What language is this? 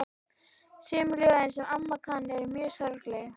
Icelandic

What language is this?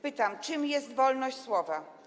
Polish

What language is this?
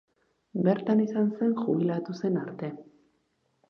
Basque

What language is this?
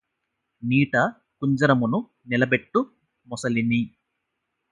Telugu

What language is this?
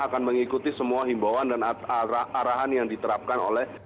Indonesian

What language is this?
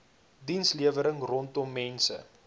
Afrikaans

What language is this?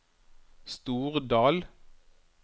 Norwegian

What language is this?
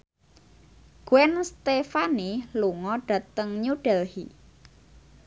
Javanese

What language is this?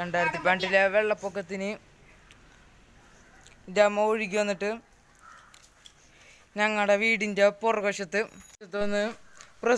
Romanian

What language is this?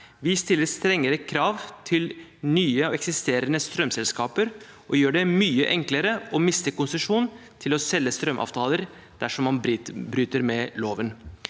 Norwegian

